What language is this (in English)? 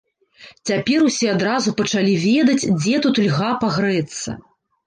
Belarusian